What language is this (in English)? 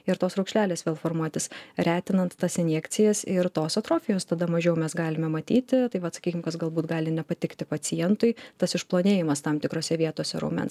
Lithuanian